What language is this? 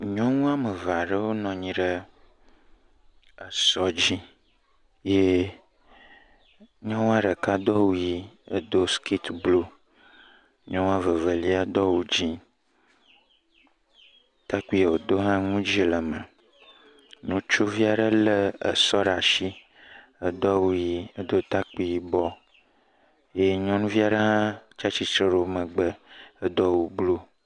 Ewe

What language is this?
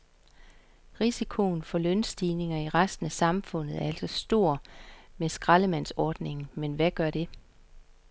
Danish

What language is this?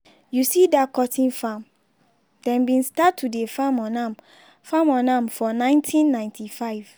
Nigerian Pidgin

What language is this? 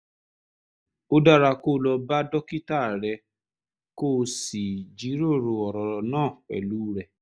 Yoruba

